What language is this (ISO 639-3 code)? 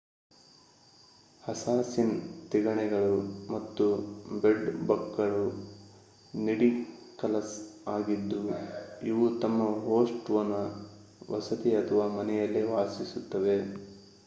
kan